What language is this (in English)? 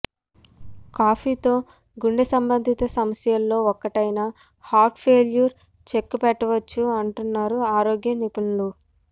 Telugu